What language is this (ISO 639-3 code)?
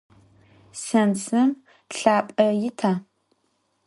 ady